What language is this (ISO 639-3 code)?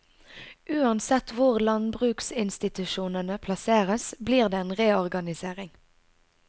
nor